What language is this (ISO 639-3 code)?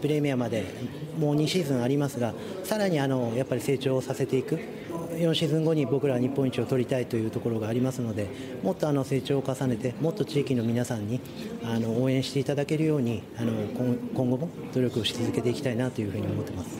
jpn